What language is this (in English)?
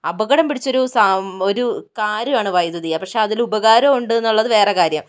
Malayalam